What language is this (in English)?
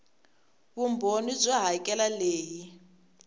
Tsonga